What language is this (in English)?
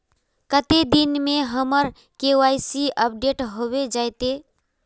Magahi